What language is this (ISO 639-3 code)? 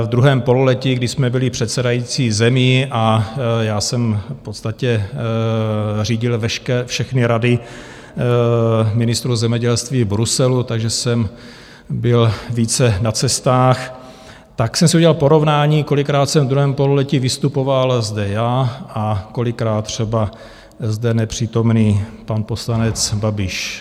ces